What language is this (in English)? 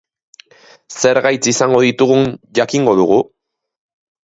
Basque